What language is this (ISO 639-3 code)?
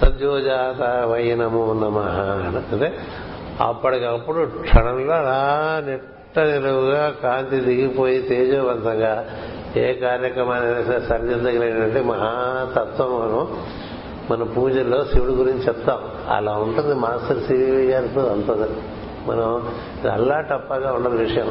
tel